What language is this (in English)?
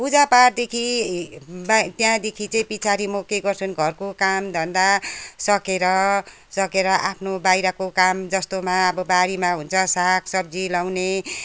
Nepali